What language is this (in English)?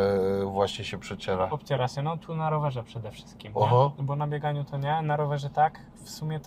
Polish